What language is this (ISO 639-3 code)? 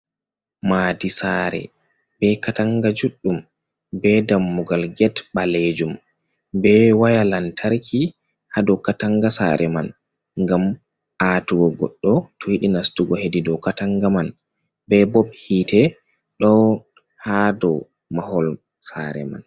ful